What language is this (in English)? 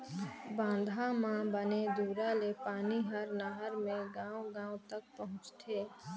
Chhattisgarhi